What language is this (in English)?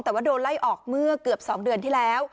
Thai